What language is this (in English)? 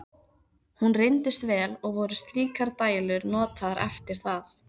Icelandic